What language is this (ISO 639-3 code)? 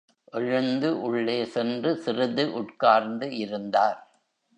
tam